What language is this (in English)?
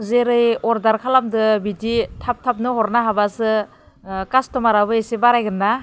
Bodo